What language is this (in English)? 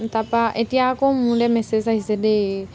Assamese